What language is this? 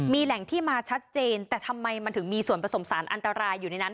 Thai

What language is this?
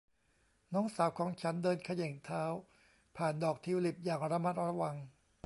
Thai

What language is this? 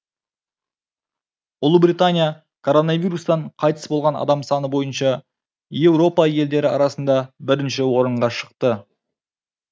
Kazakh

